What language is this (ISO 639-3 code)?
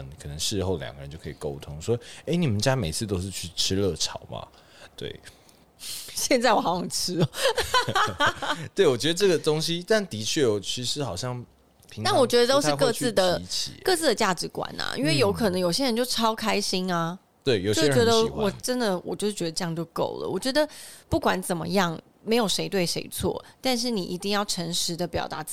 zho